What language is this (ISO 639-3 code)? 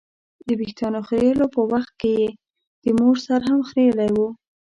pus